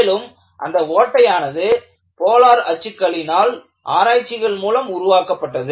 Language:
Tamil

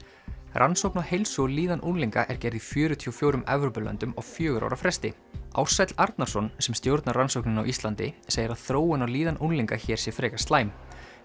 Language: Icelandic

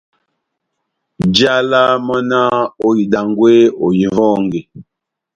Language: Batanga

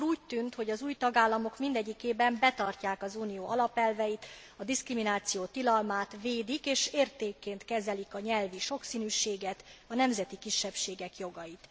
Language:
Hungarian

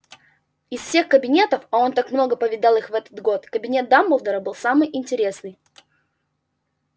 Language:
Russian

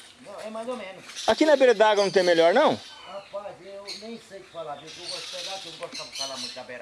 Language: Portuguese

